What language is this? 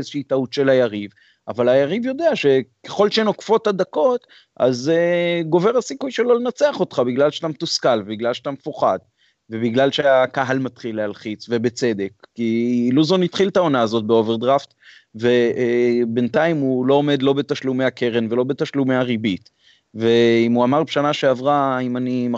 Hebrew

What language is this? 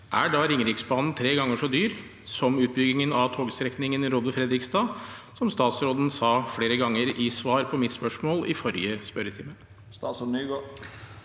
Norwegian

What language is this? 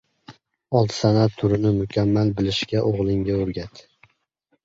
Uzbek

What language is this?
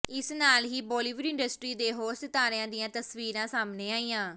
Punjabi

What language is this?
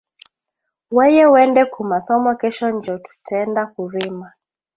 Swahili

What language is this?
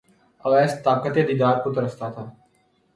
Urdu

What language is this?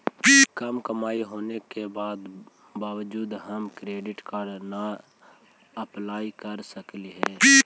Magahi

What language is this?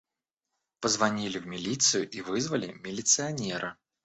Russian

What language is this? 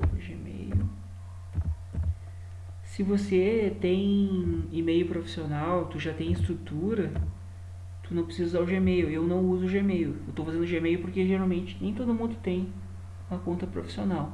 Portuguese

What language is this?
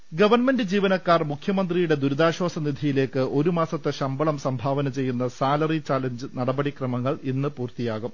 Malayalam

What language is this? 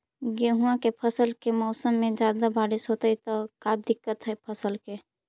Magahi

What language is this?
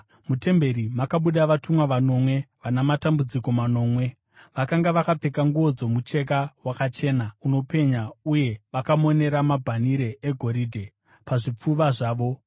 Shona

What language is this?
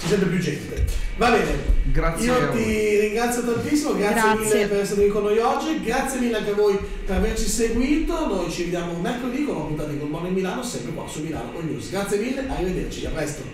Italian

